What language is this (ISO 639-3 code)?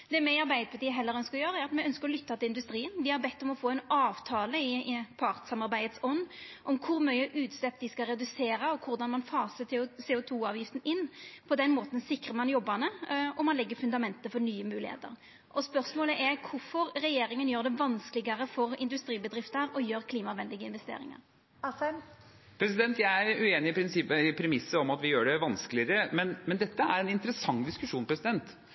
nor